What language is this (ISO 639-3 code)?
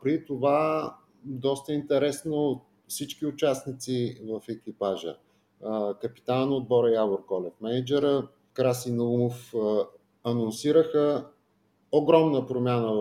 bul